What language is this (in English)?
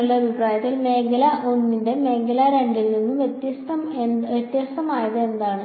Malayalam